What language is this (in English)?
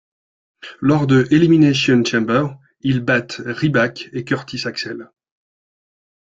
French